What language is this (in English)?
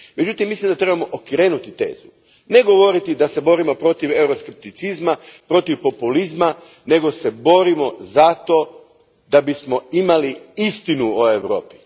Croatian